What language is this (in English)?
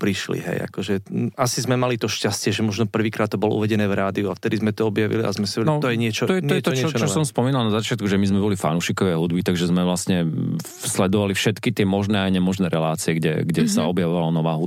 Slovak